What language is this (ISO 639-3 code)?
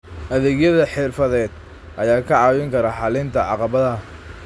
som